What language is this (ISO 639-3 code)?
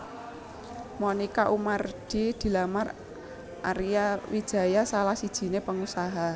jav